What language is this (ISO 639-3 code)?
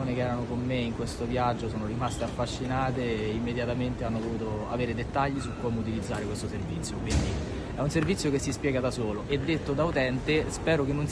ita